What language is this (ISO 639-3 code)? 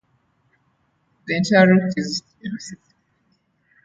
eng